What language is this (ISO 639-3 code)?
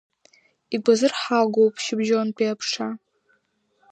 abk